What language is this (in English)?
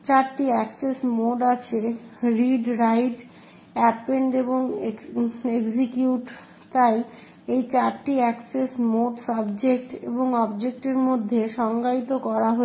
Bangla